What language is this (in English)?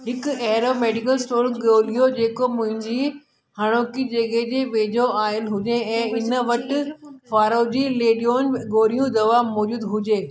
Sindhi